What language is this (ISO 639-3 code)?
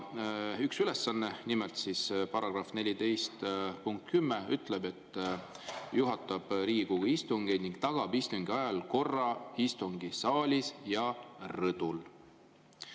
est